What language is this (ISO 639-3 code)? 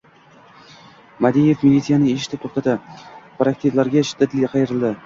uzb